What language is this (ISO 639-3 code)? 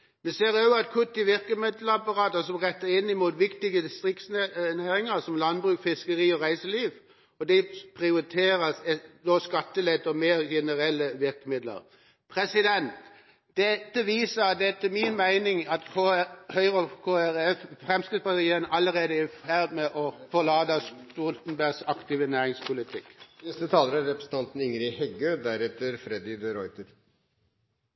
nor